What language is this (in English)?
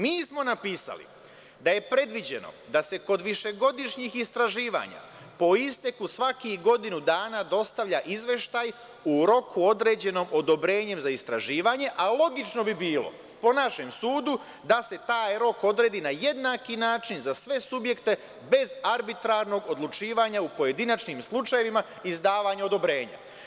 Serbian